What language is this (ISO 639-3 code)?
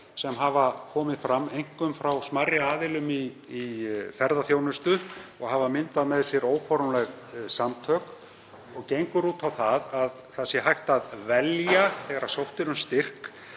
isl